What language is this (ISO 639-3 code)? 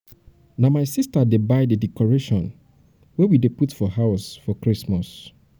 pcm